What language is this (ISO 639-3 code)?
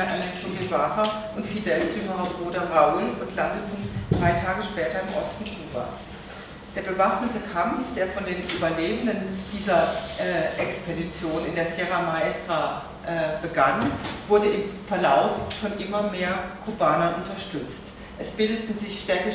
deu